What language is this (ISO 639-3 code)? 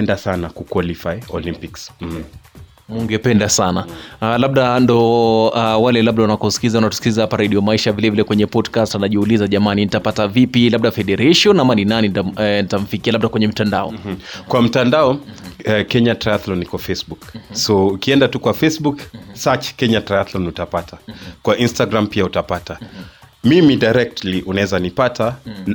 swa